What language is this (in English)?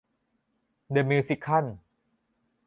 Thai